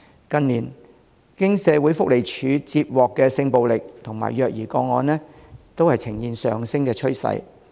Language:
Cantonese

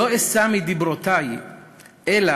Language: Hebrew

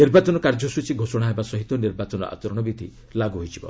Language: Odia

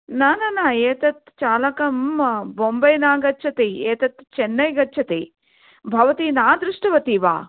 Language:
Sanskrit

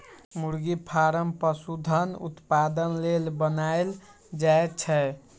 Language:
Magahi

